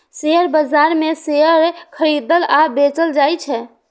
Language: Maithili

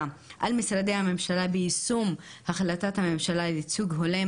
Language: Hebrew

